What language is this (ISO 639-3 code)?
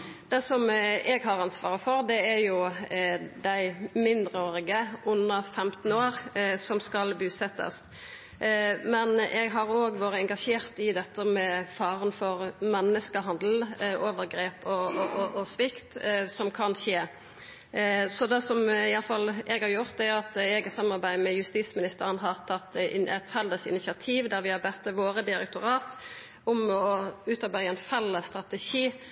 nno